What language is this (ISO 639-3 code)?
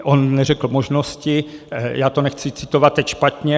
ces